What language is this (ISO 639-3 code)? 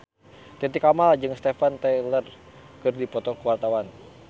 sun